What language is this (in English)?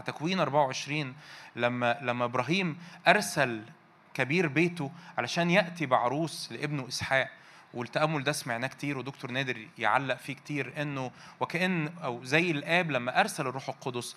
Arabic